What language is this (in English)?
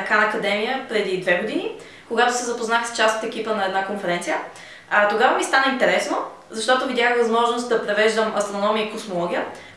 Bulgarian